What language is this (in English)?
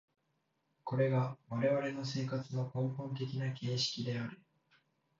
Japanese